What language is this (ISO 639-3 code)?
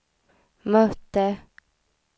swe